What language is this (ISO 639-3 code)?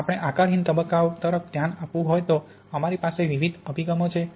guj